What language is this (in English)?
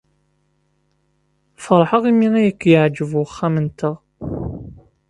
Kabyle